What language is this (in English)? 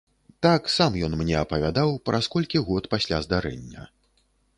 Belarusian